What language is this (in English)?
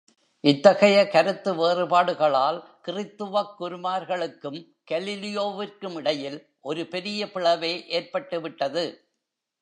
Tamil